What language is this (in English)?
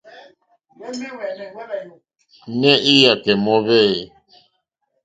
Mokpwe